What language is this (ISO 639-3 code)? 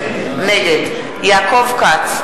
heb